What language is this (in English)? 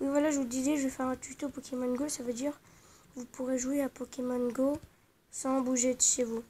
French